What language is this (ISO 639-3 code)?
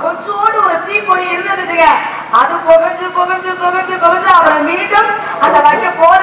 tha